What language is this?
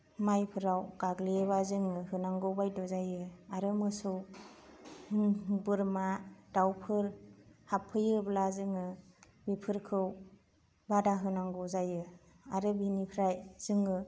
Bodo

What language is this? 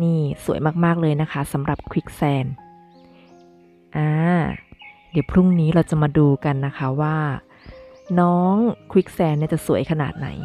Thai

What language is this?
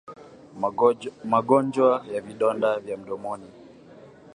Swahili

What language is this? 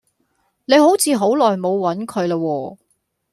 Cantonese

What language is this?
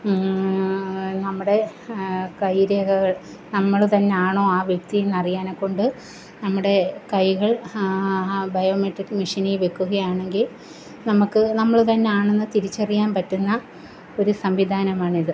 Malayalam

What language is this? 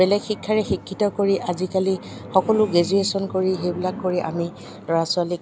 Assamese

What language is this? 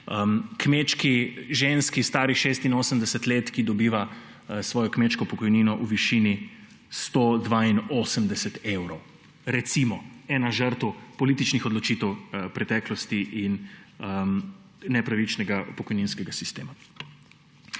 Slovenian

